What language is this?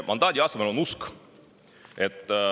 Estonian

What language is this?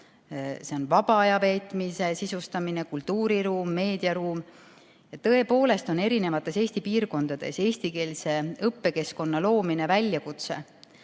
Estonian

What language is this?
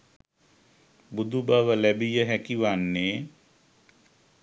Sinhala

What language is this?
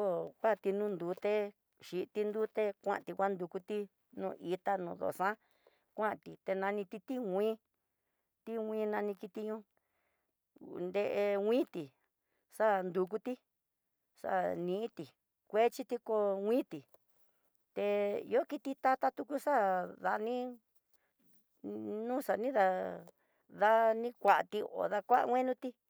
Tidaá Mixtec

